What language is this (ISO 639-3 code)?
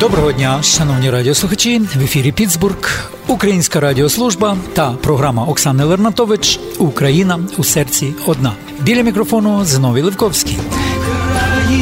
ukr